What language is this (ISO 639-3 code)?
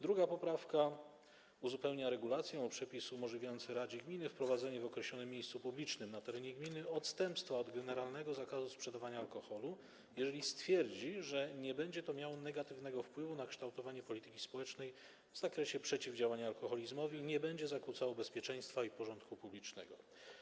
pol